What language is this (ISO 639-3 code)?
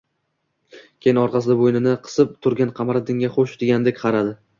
uzb